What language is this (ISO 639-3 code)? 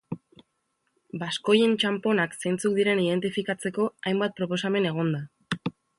eus